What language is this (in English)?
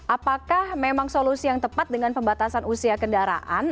Indonesian